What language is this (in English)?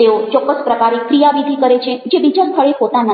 Gujarati